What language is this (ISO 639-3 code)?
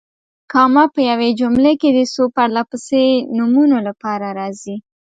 pus